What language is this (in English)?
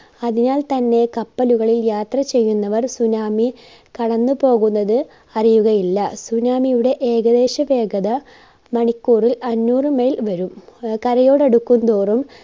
Malayalam